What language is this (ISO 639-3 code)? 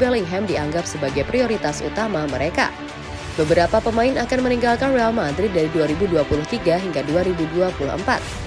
ind